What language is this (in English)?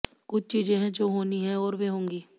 Hindi